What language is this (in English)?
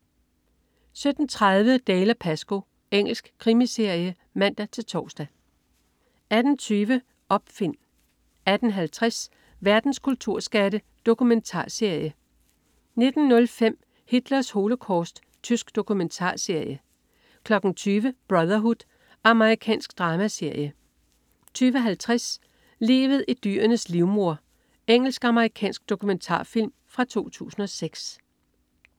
Danish